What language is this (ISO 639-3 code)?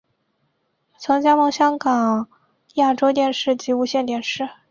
zho